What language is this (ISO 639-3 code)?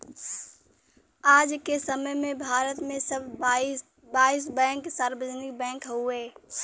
bho